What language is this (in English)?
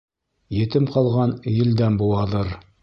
Bashkir